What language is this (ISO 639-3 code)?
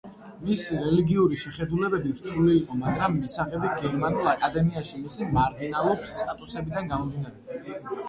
kat